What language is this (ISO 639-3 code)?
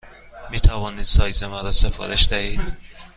fas